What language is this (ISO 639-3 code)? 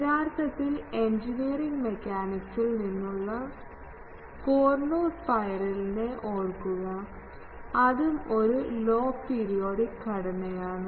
mal